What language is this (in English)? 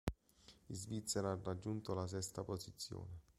Italian